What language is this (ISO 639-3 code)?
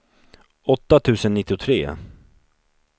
swe